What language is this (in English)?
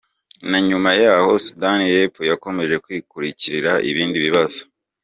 Kinyarwanda